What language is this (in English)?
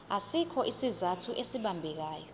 Zulu